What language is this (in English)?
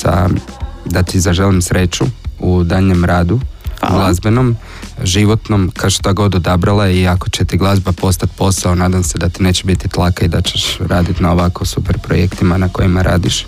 Croatian